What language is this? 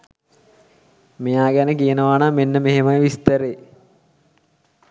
Sinhala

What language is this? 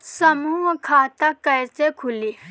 Bhojpuri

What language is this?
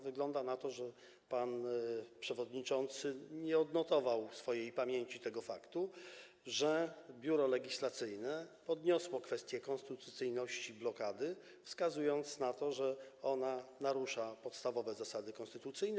Polish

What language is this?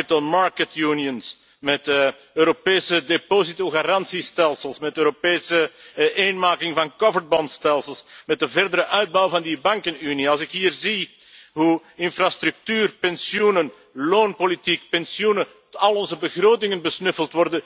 Dutch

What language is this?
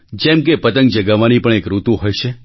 Gujarati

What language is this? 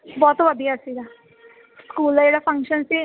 Punjabi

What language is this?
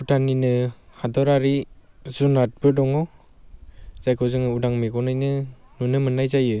Bodo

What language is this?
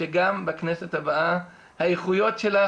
Hebrew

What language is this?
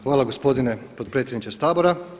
Croatian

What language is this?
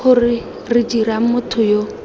Tswana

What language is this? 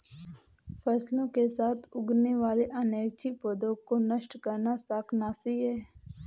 Hindi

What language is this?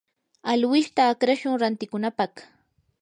Yanahuanca Pasco Quechua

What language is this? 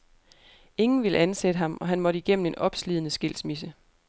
Danish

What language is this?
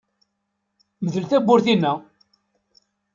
Kabyle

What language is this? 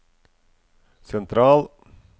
Norwegian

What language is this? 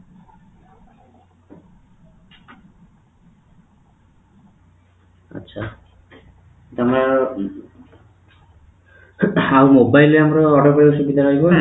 Odia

